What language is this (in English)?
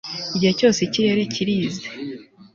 Kinyarwanda